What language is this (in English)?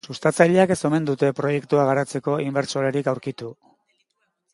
Basque